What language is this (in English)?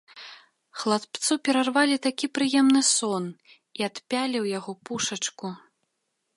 Belarusian